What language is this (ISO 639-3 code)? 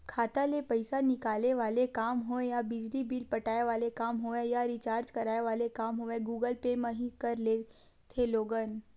hne